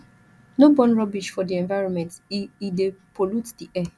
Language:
Nigerian Pidgin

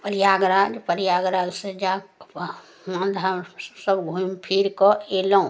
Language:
Maithili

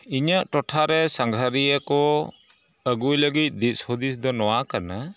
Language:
Santali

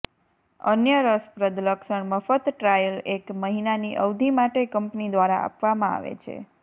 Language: Gujarati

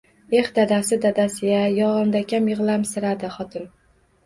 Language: Uzbek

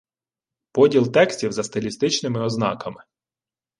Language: Ukrainian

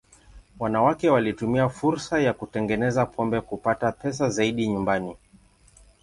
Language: Swahili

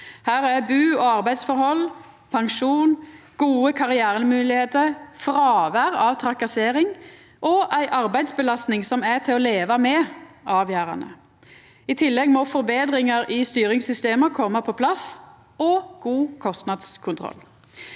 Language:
Norwegian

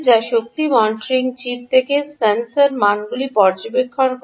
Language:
Bangla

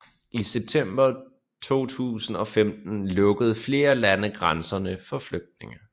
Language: Danish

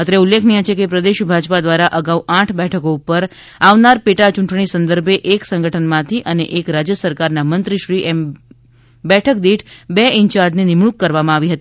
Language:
Gujarati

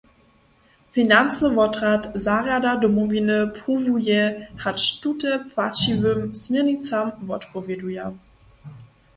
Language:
Upper Sorbian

